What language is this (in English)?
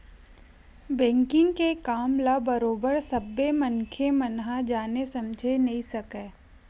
Chhattisgarhi